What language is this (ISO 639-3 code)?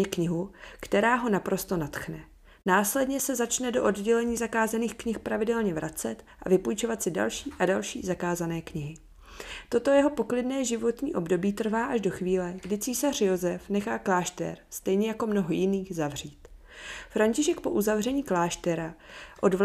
ces